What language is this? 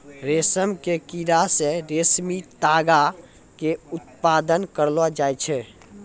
Maithili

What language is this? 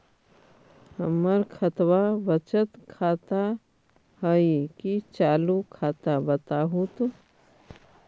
Magahi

